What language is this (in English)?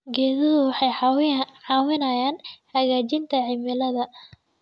Somali